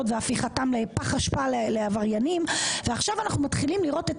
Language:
Hebrew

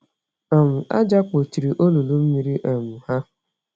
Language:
Igbo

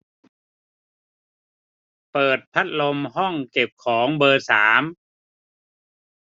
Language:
Thai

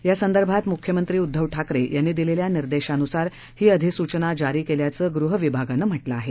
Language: Marathi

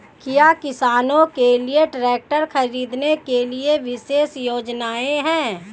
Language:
Hindi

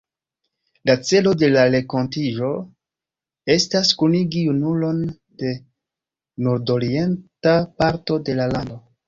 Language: Esperanto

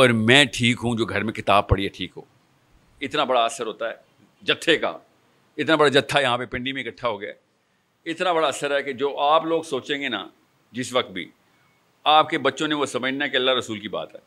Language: Urdu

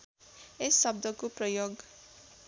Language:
Nepali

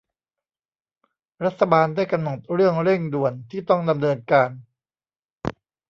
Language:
Thai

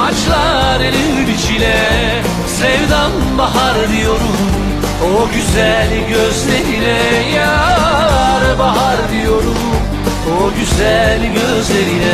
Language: Turkish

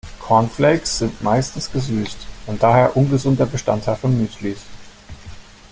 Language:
German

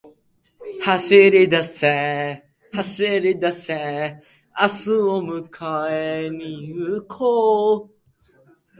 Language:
Japanese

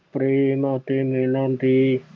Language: Punjabi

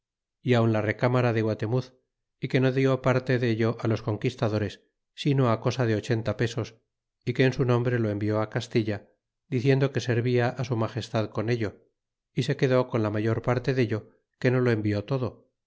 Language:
Spanish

